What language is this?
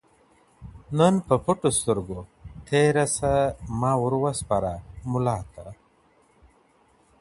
Pashto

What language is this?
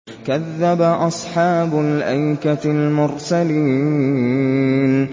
Arabic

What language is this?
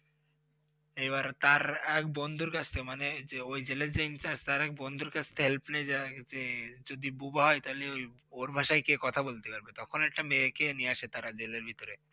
Bangla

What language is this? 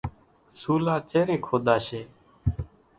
Kachi Koli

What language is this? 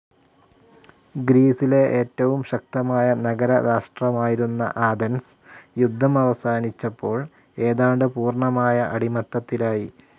Malayalam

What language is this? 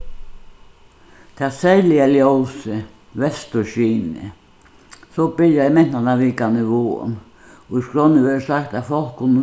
Faroese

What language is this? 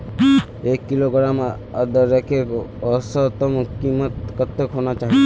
Magahi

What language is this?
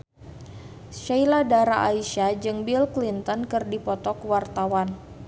Sundanese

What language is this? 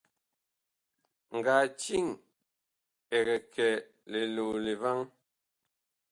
Bakoko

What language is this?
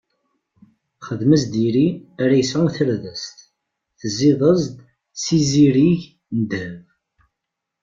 Kabyle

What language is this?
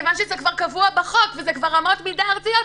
Hebrew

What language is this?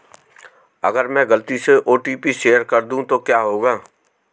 Hindi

